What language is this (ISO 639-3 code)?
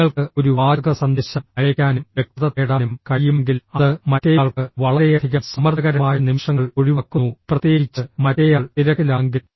mal